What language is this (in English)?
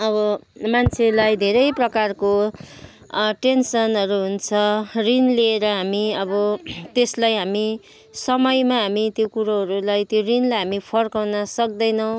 Nepali